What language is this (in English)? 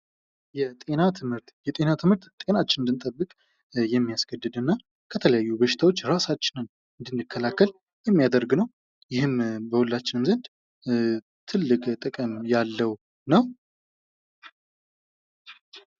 Amharic